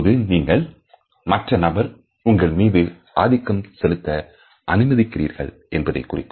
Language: Tamil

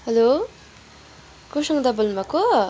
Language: Nepali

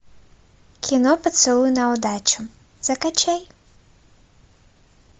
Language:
Russian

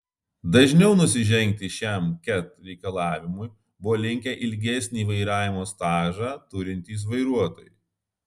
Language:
Lithuanian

